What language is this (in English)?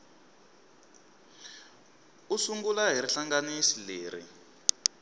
Tsonga